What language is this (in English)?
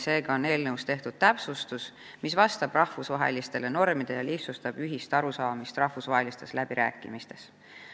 Estonian